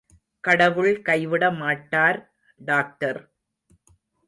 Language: Tamil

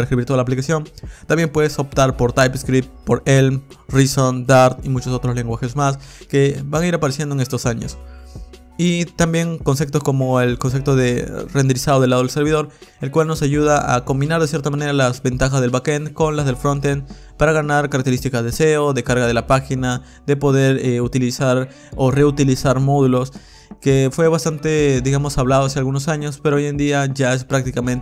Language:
Spanish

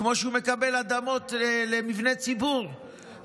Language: Hebrew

